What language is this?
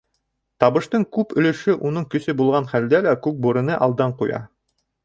Bashkir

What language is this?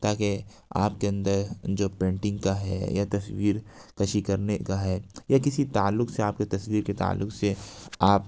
Urdu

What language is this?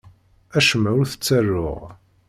Kabyle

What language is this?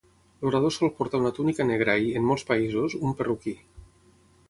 Catalan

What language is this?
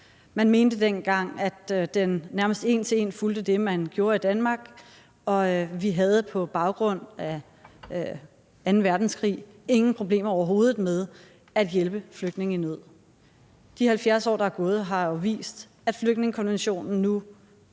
Danish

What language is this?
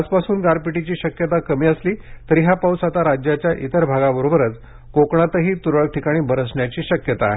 Marathi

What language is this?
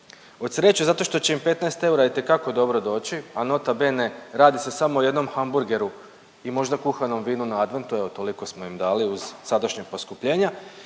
Croatian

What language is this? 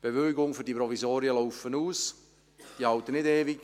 Swiss German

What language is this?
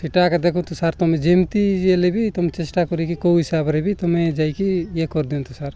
Odia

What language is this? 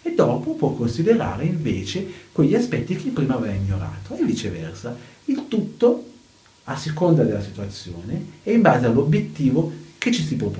Italian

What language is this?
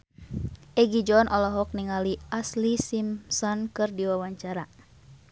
Sundanese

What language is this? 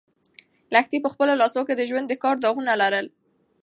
Pashto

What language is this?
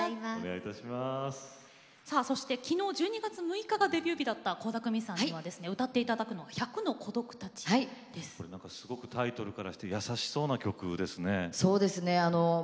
Japanese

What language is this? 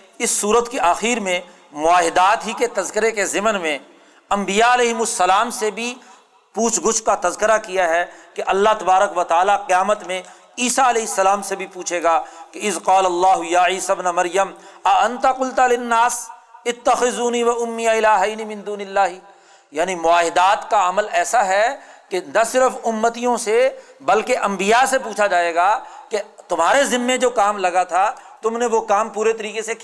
Urdu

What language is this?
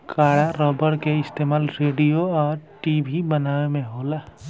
Bhojpuri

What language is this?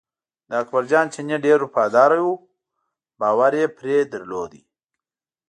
Pashto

